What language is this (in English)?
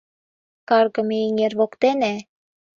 Mari